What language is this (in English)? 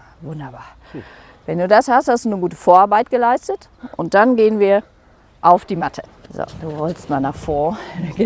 German